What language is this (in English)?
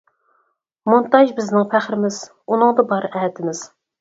Uyghur